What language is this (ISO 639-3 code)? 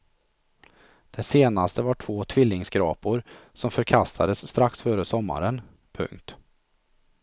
swe